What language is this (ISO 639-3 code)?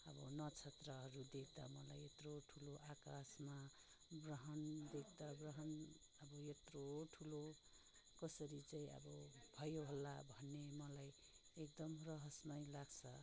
nep